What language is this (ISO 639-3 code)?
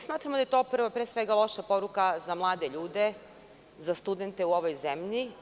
srp